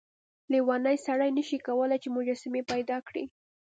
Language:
Pashto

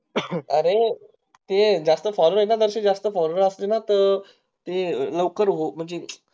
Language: Marathi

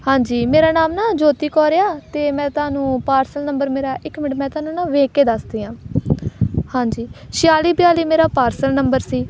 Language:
Punjabi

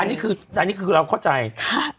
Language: Thai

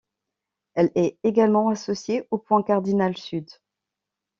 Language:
French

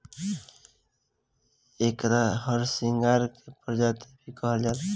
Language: Bhojpuri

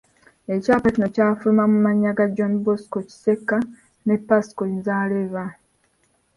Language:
Ganda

